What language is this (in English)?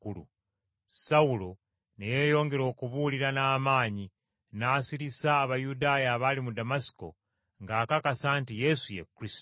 Ganda